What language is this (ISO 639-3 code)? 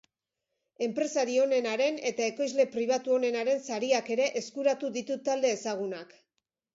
eus